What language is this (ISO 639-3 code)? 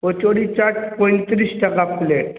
ben